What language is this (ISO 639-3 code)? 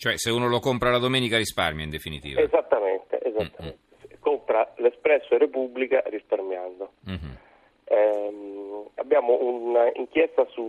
ita